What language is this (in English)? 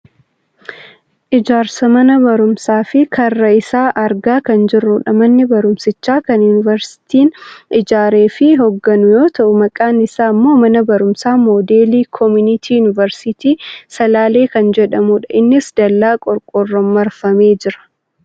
Oromo